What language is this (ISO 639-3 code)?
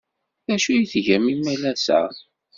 kab